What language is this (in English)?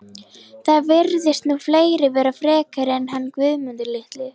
Icelandic